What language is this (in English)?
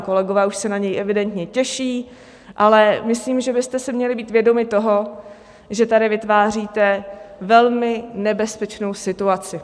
Czech